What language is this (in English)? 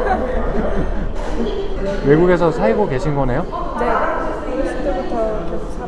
Korean